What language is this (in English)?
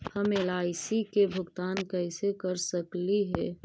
Magahi